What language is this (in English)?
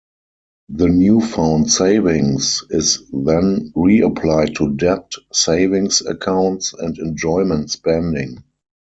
English